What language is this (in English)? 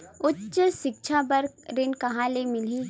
Chhattisgarhi